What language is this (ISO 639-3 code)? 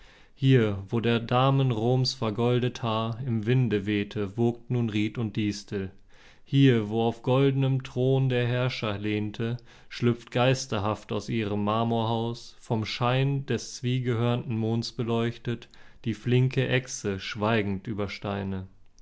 deu